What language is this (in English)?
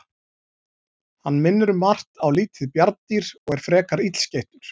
Icelandic